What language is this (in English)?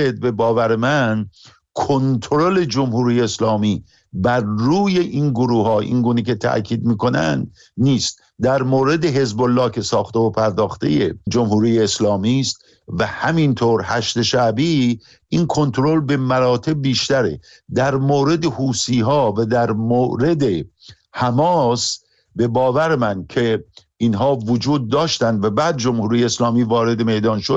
Persian